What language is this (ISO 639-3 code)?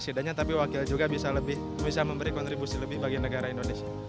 ind